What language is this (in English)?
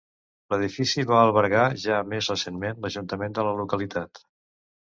Catalan